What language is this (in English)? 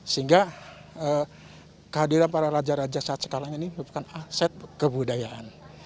Indonesian